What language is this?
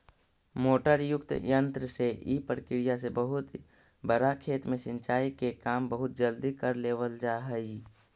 Magahi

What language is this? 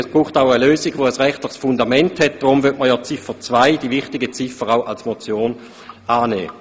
Swiss German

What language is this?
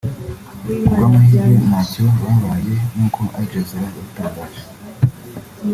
Kinyarwanda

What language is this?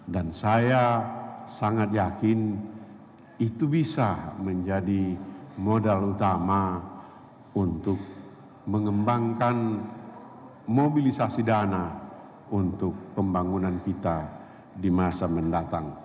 Indonesian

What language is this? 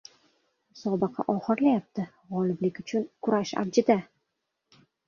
Uzbek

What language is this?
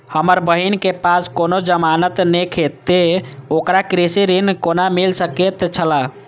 Maithili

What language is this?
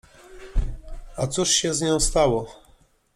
Polish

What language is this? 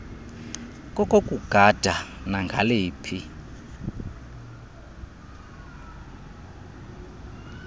Xhosa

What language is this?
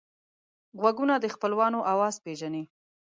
Pashto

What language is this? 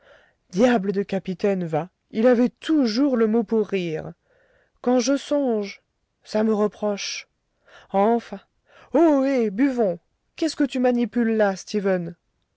French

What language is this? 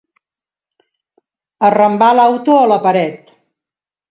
Catalan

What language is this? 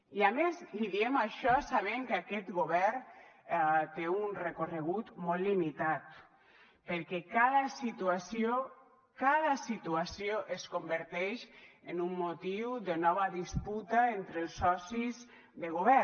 Catalan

